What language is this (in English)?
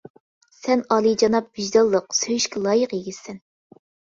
Uyghur